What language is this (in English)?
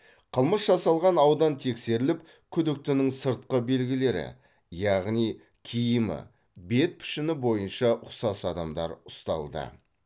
Kazakh